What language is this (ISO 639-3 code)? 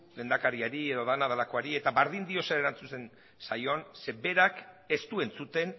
eus